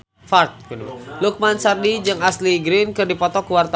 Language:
Sundanese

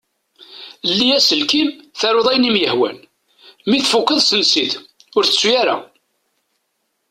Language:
Kabyle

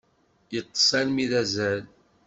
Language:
Kabyle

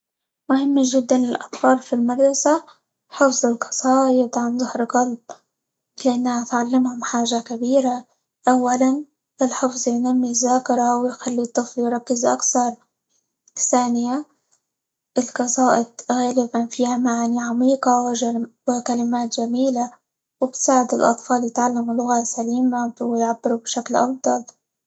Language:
Libyan Arabic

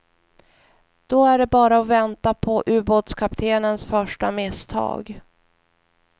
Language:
Swedish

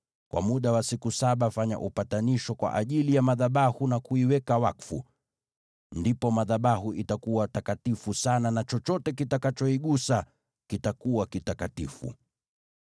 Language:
Swahili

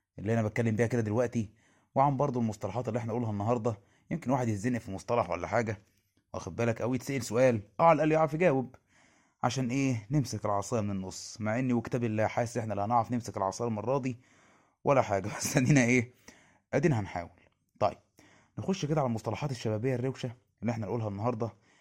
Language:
Arabic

